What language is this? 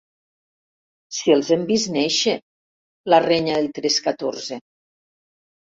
Catalan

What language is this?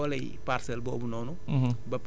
Wolof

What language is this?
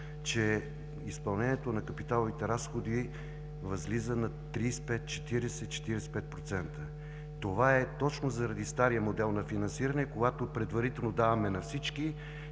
Bulgarian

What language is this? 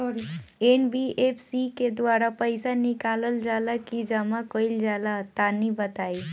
Bhojpuri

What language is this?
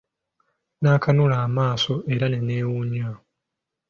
Ganda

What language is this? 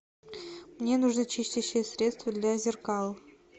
Russian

